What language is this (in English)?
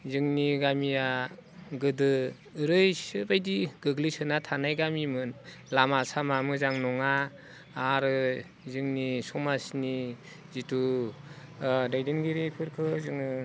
Bodo